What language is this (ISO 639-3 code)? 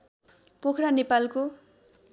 nep